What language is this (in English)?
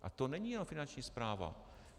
Czech